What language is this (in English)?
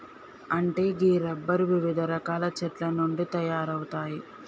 Telugu